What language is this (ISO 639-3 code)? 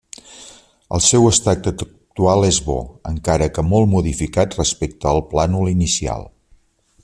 cat